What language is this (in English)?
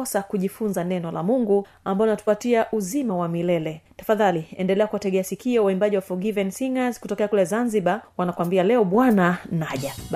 Swahili